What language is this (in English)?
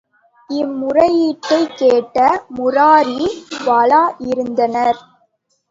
Tamil